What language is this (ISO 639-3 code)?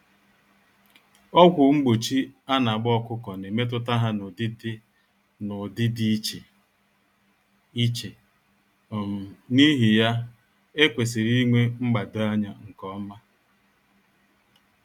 ibo